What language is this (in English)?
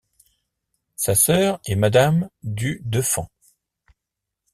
French